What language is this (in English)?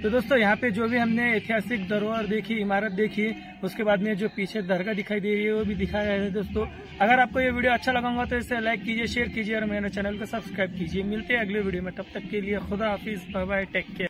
Hindi